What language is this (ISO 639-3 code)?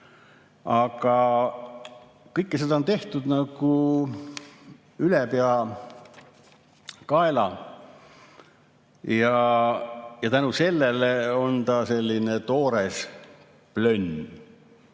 est